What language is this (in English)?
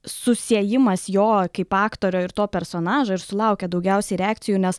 Lithuanian